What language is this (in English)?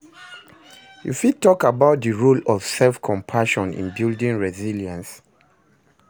Nigerian Pidgin